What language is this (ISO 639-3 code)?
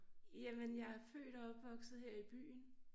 dan